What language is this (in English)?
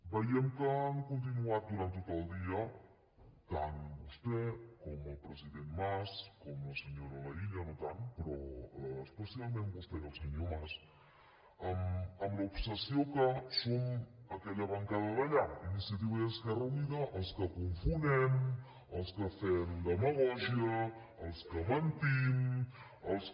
Catalan